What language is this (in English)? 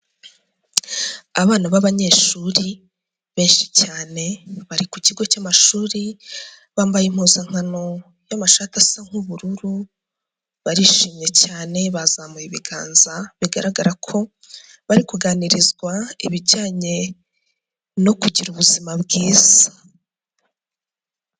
Kinyarwanda